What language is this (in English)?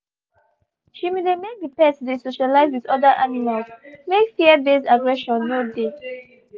Nigerian Pidgin